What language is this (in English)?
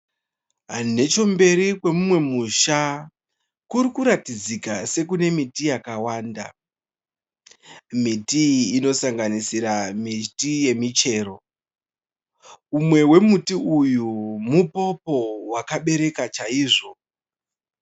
Shona